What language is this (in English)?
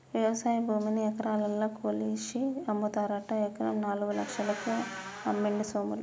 Telugu